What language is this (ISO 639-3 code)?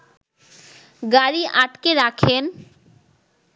ben